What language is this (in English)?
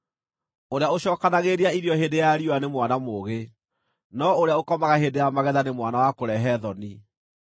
Kikuyu